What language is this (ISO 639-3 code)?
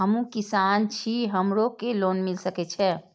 mai